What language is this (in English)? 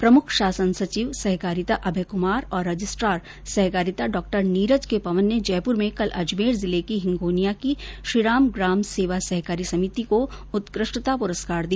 Hindi